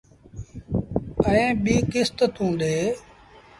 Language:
Sindhi Bhil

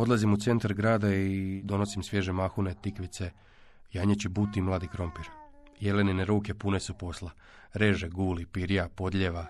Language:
Croatian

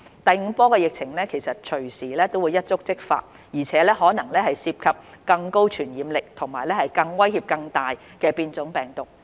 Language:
Cantonese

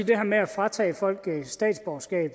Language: Danish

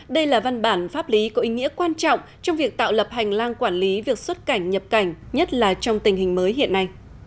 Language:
Vietnamese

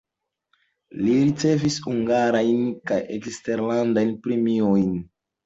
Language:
Esperanto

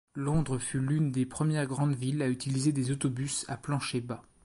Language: French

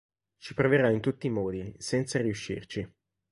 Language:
Italian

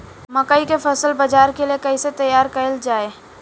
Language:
Bhojpuri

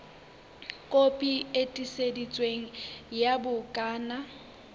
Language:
Southern Sotho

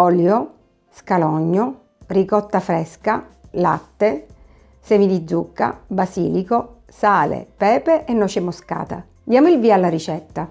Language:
Italian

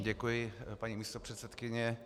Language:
Czech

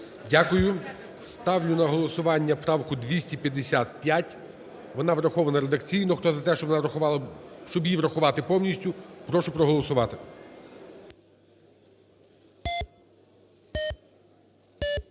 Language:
Ukrainian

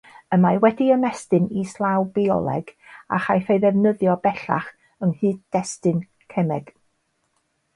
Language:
Welsh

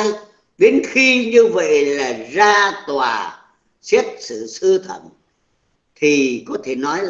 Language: Vietnamese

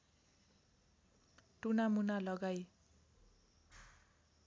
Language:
Nepali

